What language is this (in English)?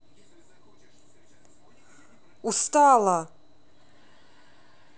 Russian